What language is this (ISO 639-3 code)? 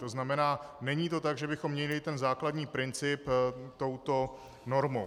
ces